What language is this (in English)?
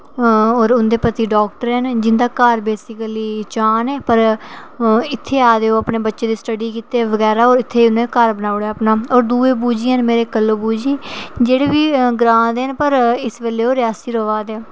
Dogri